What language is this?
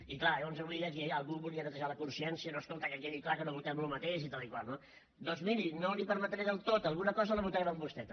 Catalan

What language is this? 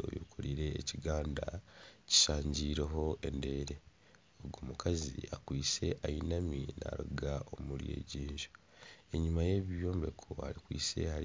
Nyankole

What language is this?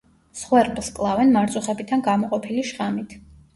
Georgian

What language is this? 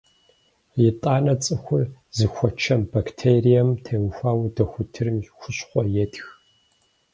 Kabardian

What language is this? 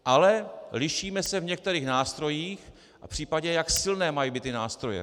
Czech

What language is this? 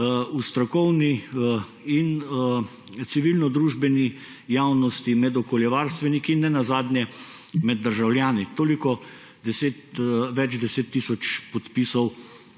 Slovenian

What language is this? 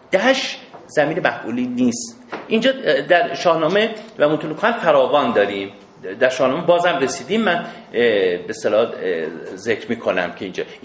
Persian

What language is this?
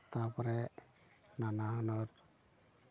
Santali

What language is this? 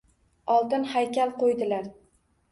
Uzbek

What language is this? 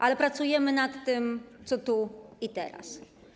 Polish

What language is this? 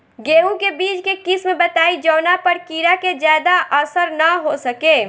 Bhojpuri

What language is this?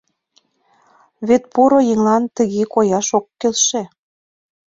Mari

